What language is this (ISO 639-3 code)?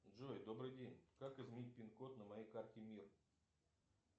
rus